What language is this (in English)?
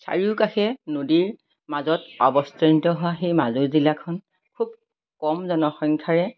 Assamese